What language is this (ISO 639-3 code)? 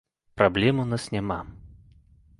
bel